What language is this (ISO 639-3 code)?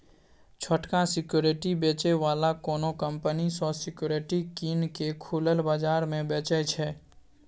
mai